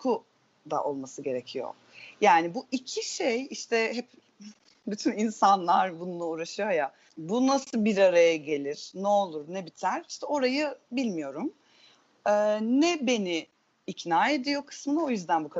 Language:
Turkish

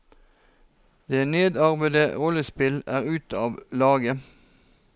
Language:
Norwegian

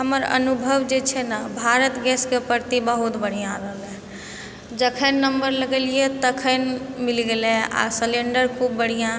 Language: Maithili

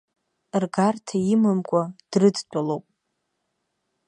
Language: Abkhazian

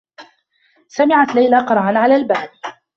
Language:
Arabic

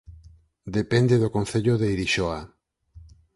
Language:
Galician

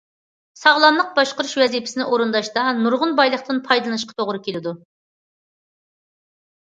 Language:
Uyghur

